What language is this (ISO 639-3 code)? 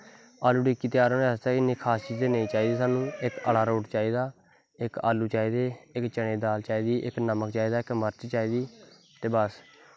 doi